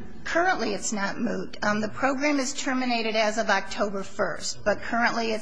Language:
English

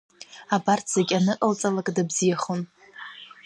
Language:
Abkhazian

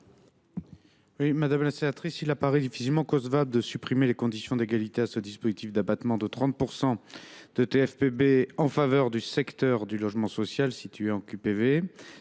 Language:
French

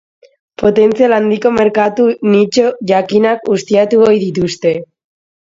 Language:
Basque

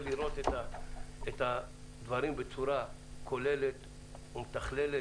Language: Hebrew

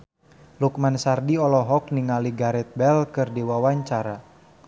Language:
Sundanese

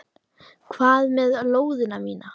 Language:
Icelandic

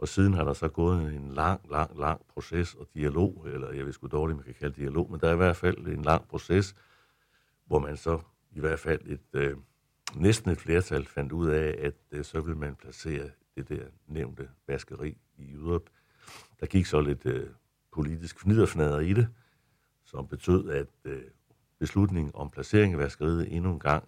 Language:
Danish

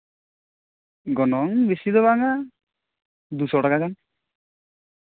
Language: Santali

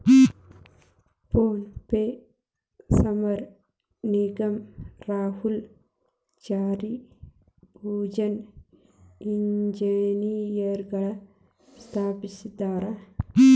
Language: Kannada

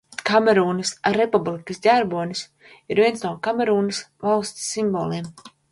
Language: Latvian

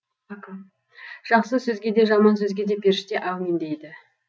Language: Kazakh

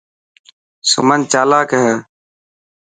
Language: Dhatki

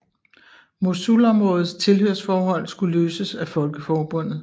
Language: Danish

